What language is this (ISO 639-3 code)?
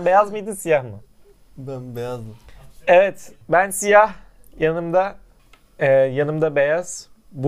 tur